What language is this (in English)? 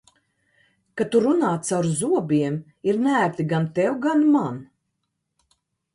Latvian